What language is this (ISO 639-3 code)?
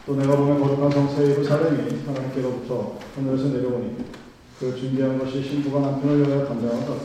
kor